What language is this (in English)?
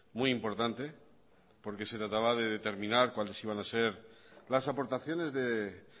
Spanish